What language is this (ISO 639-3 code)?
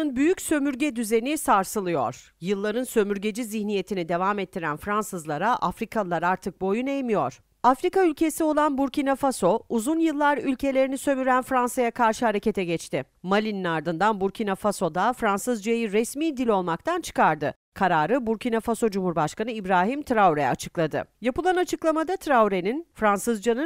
tur